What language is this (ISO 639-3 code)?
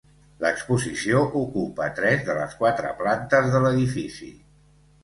cat